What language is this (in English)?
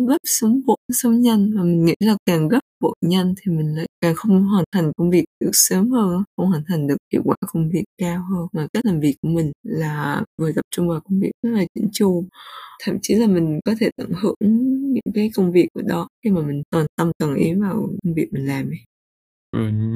Vietnamese